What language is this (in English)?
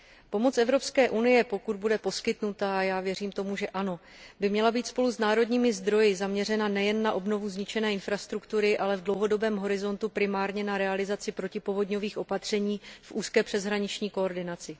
Czech